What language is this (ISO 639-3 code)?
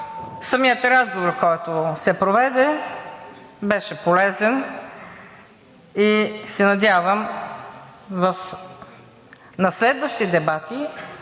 bul